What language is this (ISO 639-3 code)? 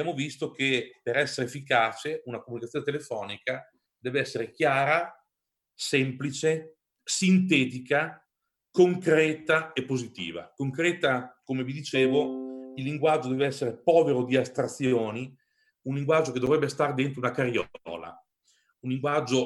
ita